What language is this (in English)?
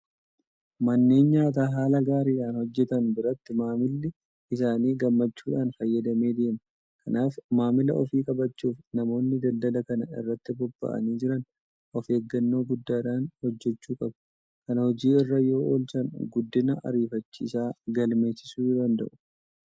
Oromo